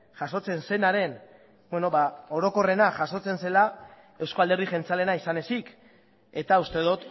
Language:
Basque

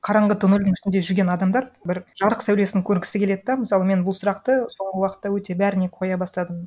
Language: Kazakh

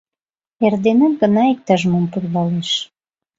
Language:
Mari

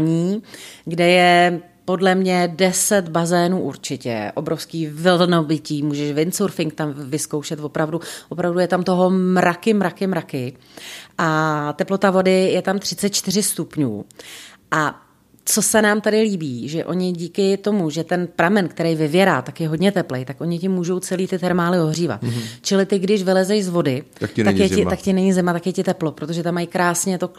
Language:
Czech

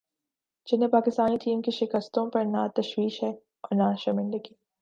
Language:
Urdu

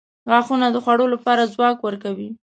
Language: Pashto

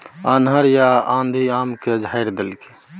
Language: Maithili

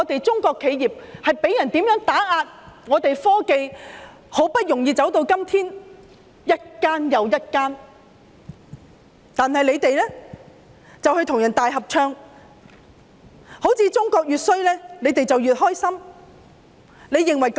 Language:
Cantonese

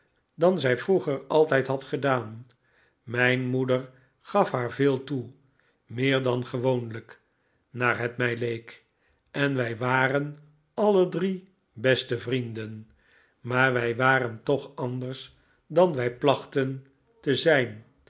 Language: Dutch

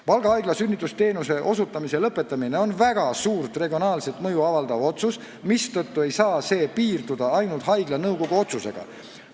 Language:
Estonian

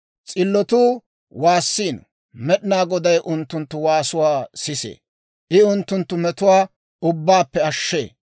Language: Dawro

